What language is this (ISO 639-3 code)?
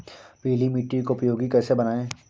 hin